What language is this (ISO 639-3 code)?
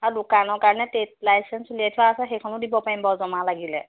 asm